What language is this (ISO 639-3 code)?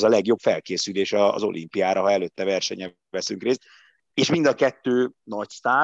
hun